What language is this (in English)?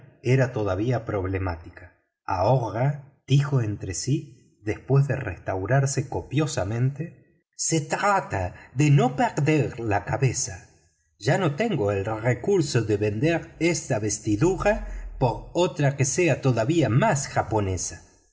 Spanish